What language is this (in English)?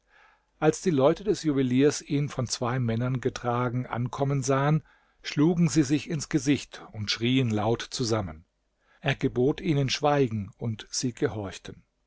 German